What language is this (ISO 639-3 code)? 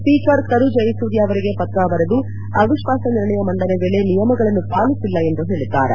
kan